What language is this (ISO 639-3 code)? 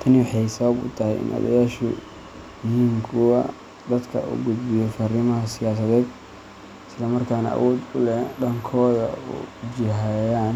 som